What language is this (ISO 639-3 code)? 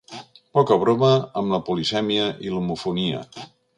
cat